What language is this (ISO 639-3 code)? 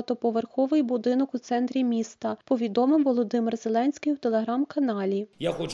ukr